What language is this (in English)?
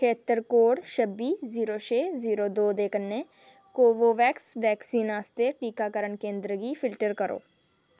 Dogri